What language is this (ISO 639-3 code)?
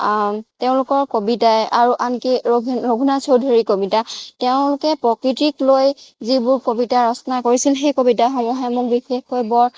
asm